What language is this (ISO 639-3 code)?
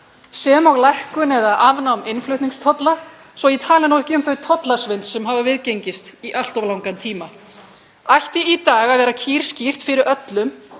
isl